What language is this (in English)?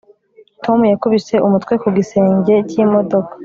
Kinyarwanda